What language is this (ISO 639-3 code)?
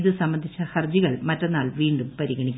mal